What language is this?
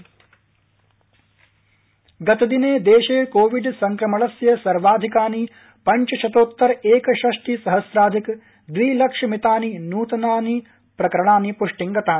Sanskrit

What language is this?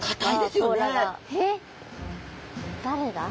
Japanese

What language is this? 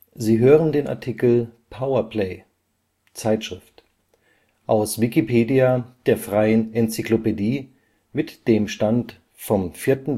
German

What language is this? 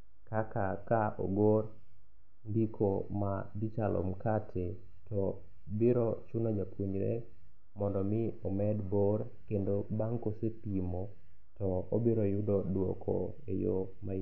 Luo (Kenya and Tanzania)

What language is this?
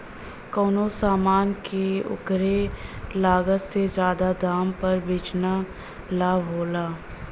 Bhojpuri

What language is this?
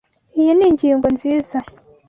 Kinyarwanda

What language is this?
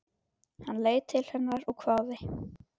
Icelandic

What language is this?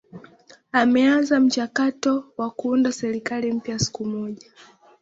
Swahili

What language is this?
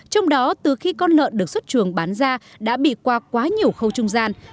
Vietnamese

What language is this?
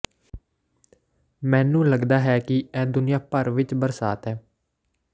Punjabi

